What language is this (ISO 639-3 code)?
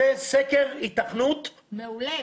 heb